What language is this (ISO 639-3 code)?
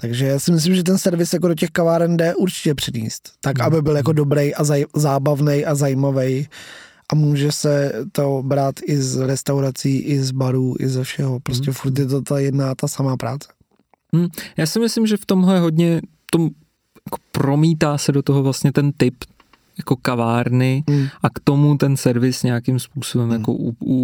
ces